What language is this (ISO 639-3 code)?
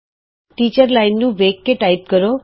pan